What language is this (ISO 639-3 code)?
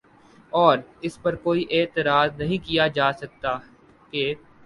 urd